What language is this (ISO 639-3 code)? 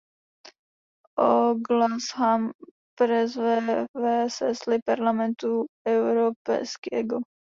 ces